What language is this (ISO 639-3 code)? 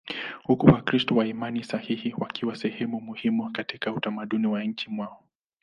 swa